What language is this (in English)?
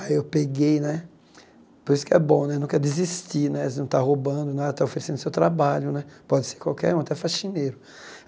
Portuguese